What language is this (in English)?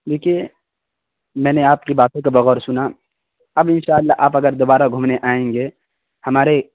Urdu